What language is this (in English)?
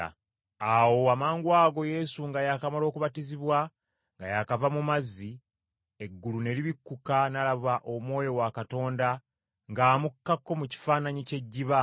Ganda